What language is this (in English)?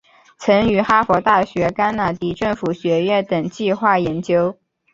Chinese